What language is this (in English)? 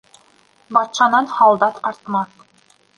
Bashkir